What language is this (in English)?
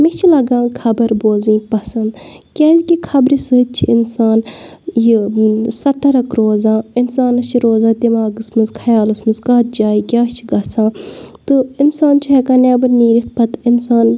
Kashmiri